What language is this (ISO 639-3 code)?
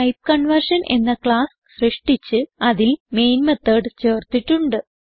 mal